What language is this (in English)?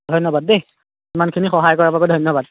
Assamese